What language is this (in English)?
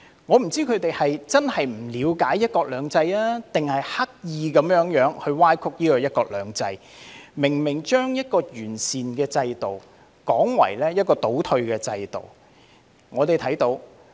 Cantonese